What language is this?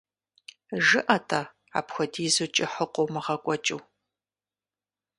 Kabardian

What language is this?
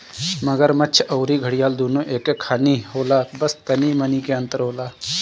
Bhojpuri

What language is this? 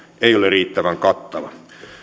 Finnish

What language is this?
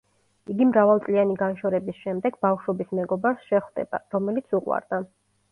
Georgian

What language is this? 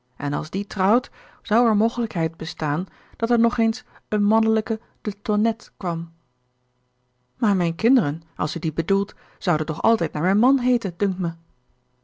Dutch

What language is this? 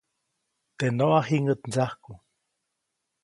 Copainalá Zoque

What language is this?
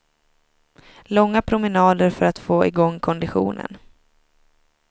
Swedish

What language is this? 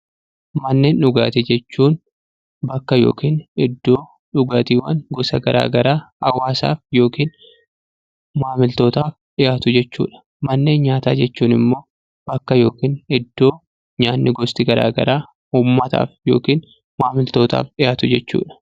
Oromo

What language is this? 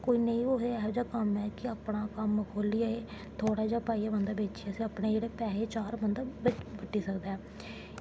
Dogri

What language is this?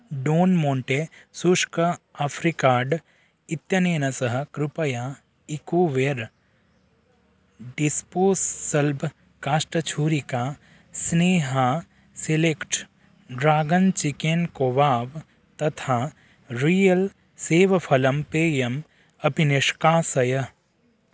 Sanskrit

